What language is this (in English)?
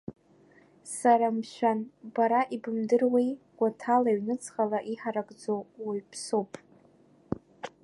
Abkhazian